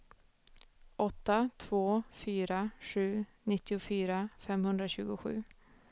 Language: Swedish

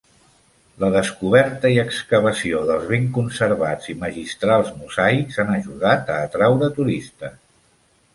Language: Catalan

